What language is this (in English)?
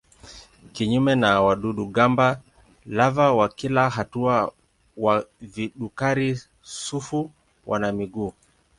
Swahili